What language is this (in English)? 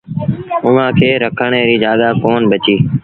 Sindhi Bhil